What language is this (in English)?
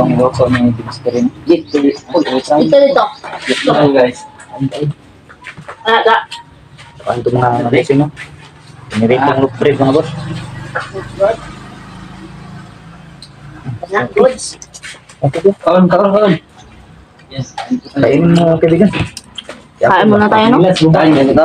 Filipino